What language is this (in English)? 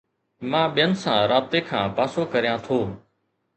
Sindhi